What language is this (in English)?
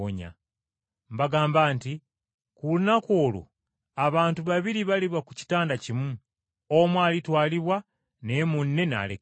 Ganda